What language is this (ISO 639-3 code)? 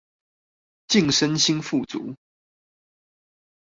zho